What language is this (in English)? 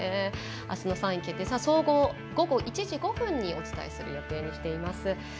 Japanese